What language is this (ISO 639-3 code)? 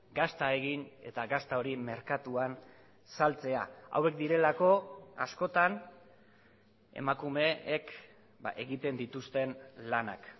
eus